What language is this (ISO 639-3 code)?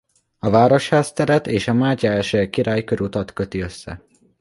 hun